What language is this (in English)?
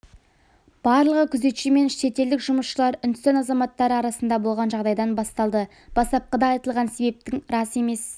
Kazakh